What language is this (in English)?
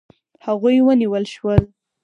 Pashto